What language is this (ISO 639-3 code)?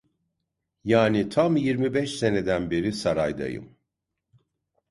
tur